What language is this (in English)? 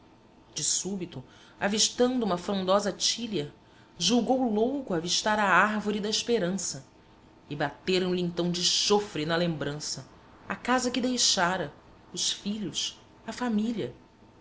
Portuguese